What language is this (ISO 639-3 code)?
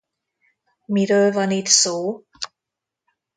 hun